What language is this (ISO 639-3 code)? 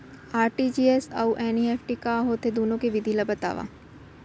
hne